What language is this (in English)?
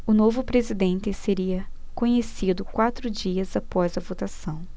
Portuguese